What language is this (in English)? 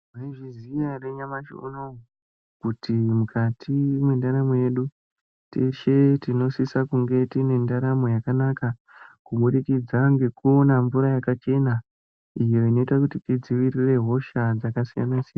Ndau